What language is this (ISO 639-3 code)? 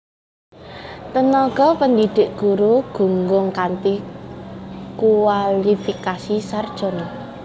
jav